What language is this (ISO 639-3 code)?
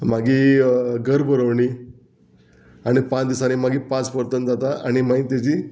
kok